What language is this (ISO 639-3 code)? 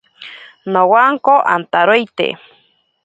prq